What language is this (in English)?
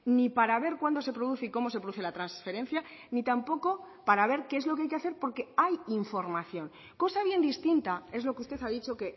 Spanish